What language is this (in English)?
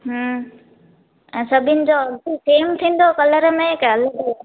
Sindhi